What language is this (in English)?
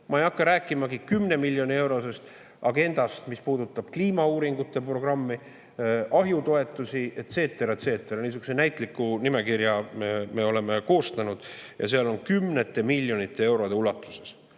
Estonian